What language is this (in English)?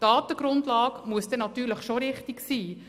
Swiss German